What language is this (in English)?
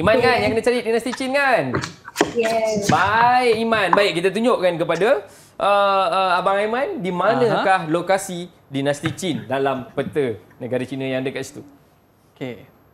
Malay